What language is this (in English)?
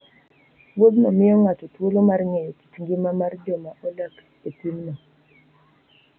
Luo (Kenya and Tanzania)